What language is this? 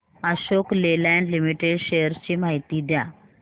Marathi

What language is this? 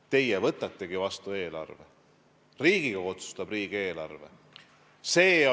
Estonian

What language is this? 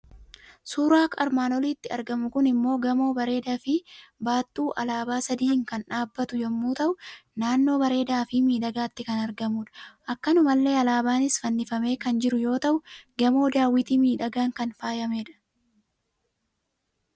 Oromo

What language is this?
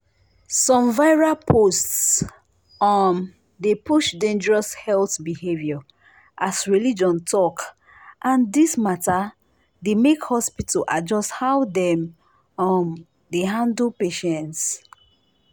Nigerian Pidgin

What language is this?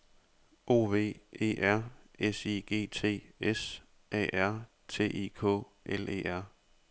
Danish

